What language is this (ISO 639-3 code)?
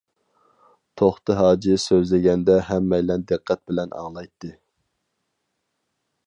uig